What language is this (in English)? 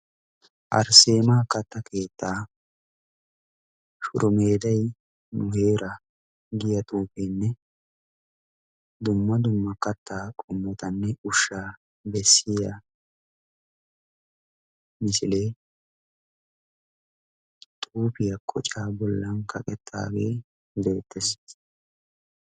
Wolaytta